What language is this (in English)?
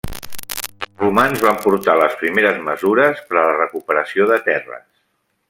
Catalan